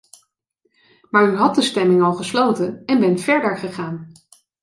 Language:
Dutch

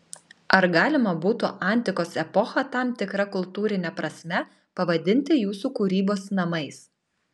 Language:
Lithuanian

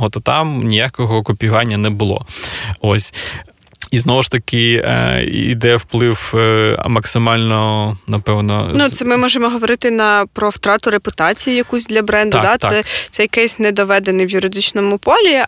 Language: Ukrainian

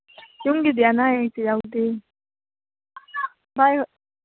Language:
Manipuri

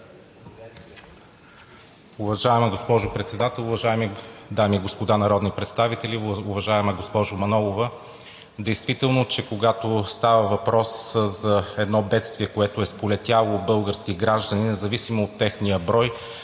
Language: Bulgarian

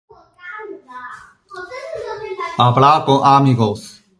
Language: Spanish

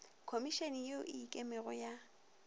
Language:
Northern Sotho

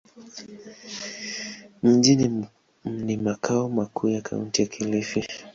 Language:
Swahili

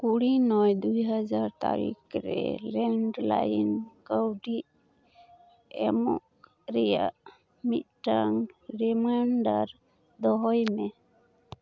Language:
Santali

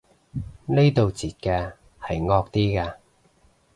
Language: Cantonese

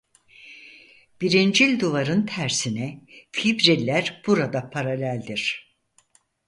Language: Turkish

